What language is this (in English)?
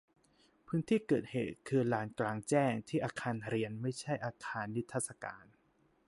Thai